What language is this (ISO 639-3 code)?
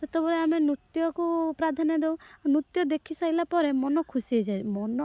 ori